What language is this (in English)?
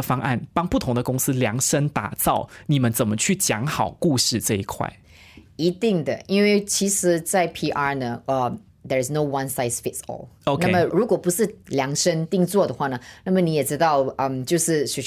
Chinese